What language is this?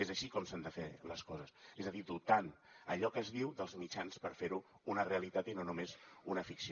Catalan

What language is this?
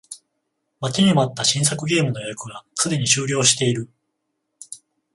Japanese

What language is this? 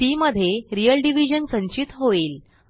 Marathi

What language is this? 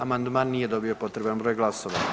Croatian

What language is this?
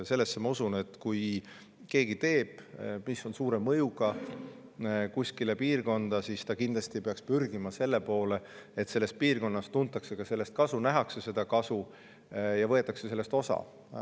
Estonian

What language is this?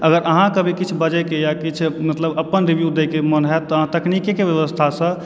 Maithili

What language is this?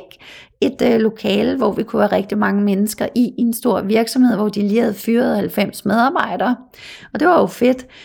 Danish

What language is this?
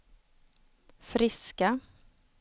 Swedish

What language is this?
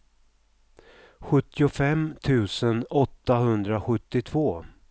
Swedish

